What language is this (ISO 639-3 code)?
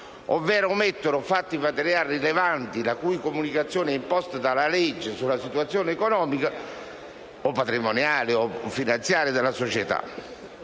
ita